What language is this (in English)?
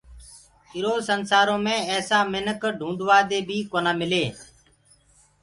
Gurgula